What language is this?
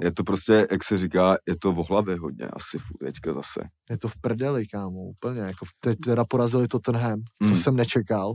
Czech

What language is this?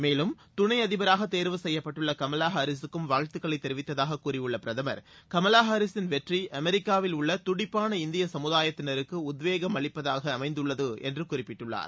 Tamil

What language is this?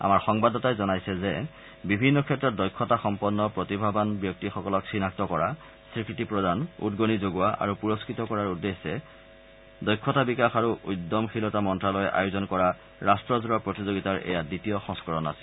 Assamese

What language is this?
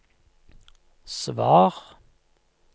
Norwegian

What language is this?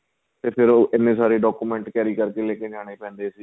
Punjabi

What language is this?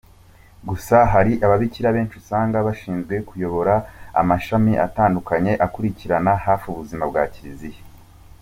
Kinyarwanda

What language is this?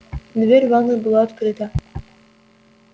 Russian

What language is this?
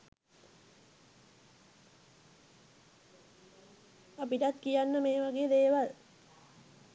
Sinhala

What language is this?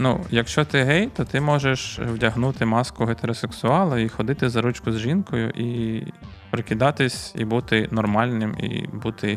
Ukrainian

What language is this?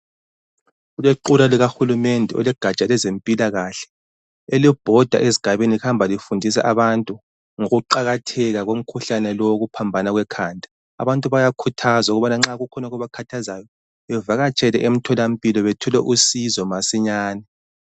North Ndebele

